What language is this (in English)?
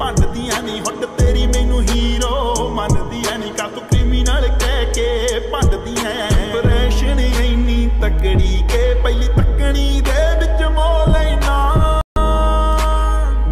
Punjabi